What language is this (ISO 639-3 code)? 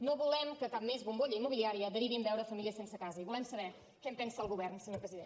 cat